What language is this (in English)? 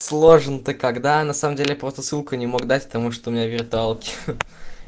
Russian